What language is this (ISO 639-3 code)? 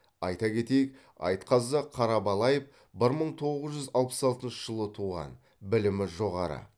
kaz